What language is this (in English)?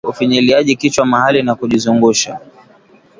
Swahili